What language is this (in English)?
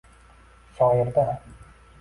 Uzbek